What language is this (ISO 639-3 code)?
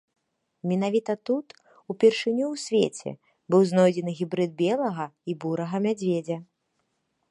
bel